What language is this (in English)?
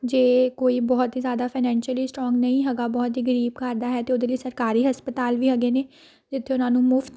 Punjabi